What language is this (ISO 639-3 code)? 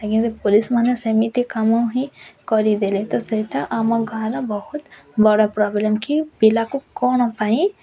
ori